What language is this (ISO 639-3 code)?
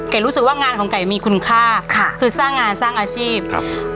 tha